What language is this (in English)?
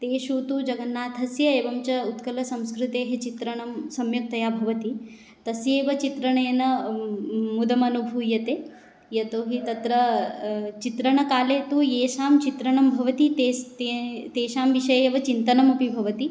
Sanskrit